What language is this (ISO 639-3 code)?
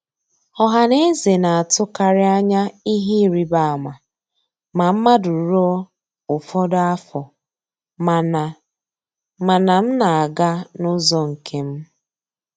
ibo